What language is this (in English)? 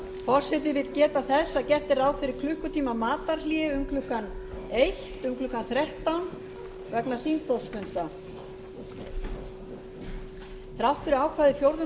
Icelandic